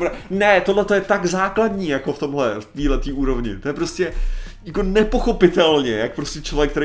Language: Czech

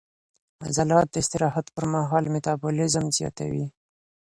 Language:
Pashto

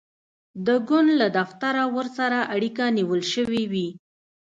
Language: Pashto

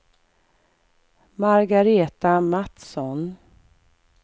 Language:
Swedish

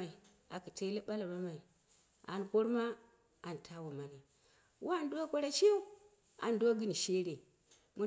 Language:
Dera (Nigeria)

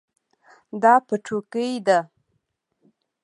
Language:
Pashto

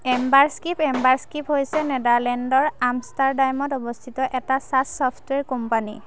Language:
Assamese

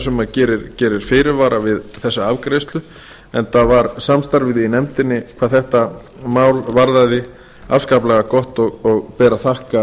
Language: Icelandic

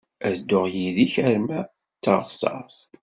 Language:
Kabyle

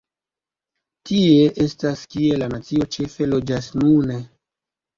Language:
Esperanto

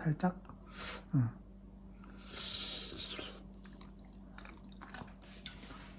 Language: Korean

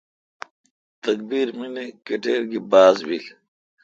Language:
Kalkoti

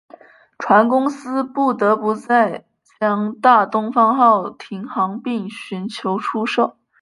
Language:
Chinese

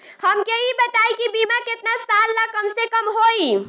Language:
Bhojpuri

